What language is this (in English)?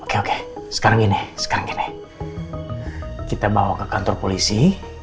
Indonesian